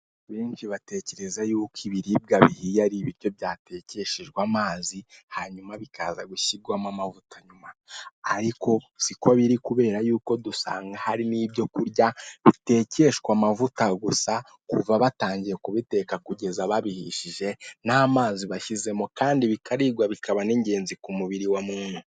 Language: Kinyarwanda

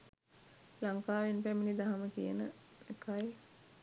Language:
Sinhala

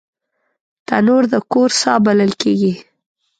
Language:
Pashto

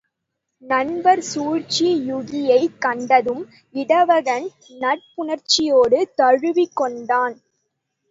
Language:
Tamil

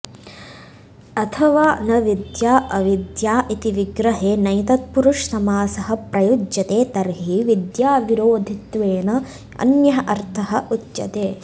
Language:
Sanskrit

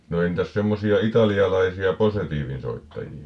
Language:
Finnish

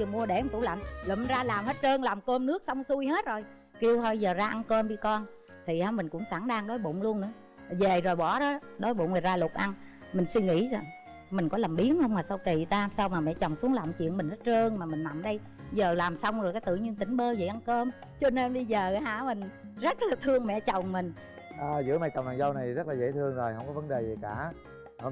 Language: Vietnamese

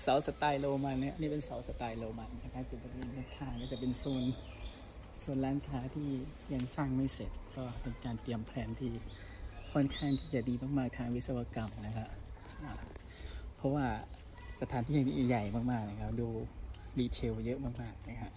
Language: Thai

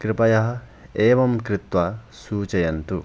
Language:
Sanskrit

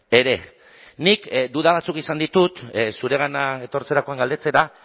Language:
Basque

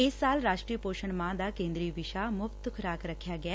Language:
Punjabi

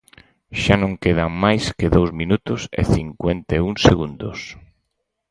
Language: Galician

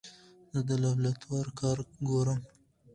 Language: Pashto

